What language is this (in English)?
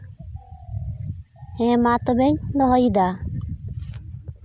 Santali